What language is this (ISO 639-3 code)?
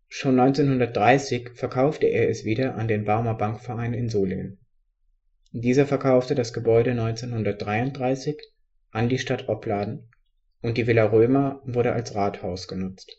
deu